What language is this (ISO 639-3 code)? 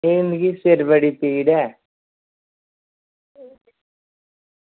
doi